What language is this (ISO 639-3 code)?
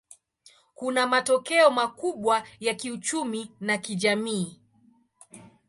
swa